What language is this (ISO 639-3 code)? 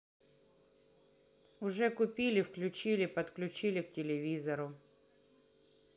rus